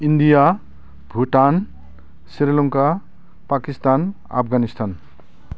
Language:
Bodo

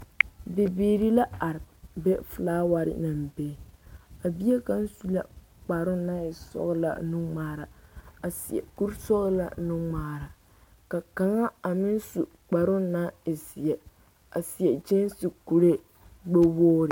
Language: Southern Dagaare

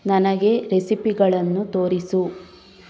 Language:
Kannada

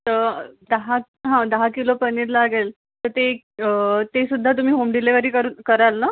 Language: Marathi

